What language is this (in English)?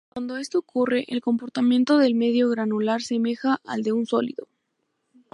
Spanish